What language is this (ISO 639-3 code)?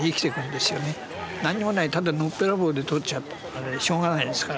jpn